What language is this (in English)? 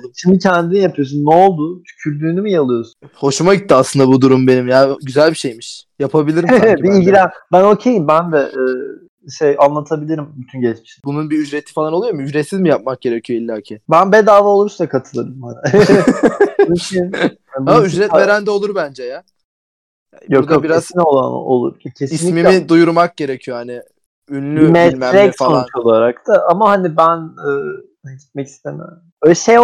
Turkish